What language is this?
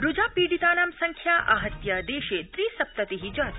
Sanskrit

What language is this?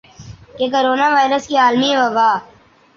Urdu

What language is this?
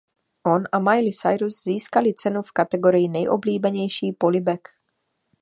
Czech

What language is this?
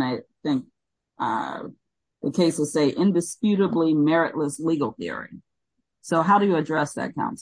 English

